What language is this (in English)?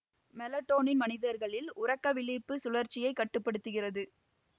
Tamil